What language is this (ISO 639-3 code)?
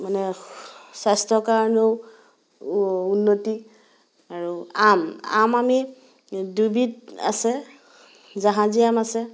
asm